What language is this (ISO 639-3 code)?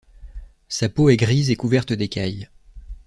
fra